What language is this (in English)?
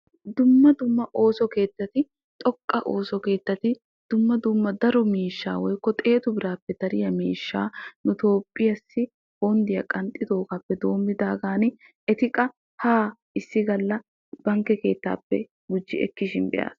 Wolaytta